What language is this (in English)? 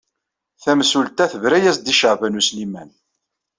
Kabyle